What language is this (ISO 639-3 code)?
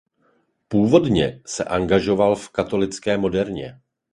ces